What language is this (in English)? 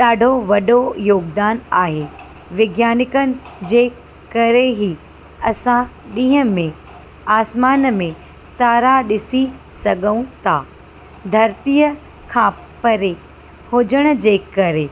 Sindhi